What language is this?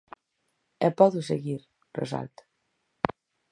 Galician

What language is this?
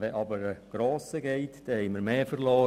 Swiss German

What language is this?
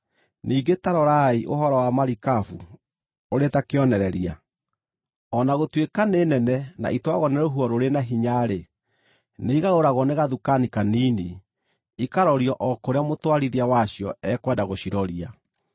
Kikuyu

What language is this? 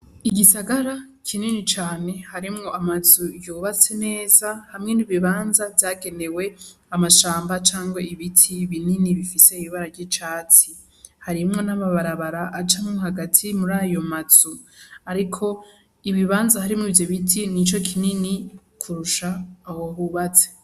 Rundi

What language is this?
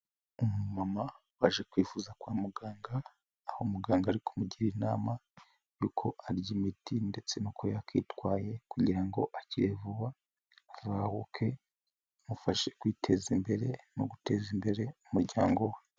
Kinyarwanda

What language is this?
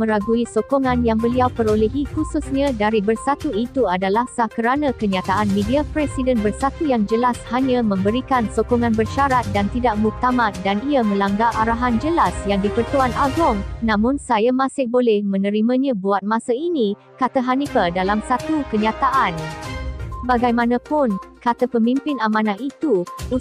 Malay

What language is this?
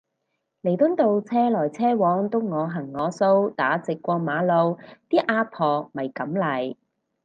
Cantonese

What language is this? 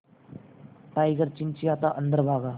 Hindi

